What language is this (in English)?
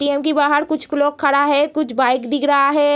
Hindi